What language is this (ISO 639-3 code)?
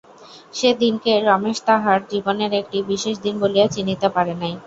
ben